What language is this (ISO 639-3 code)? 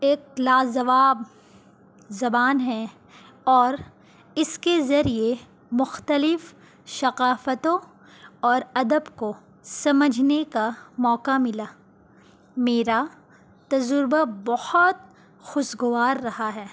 urd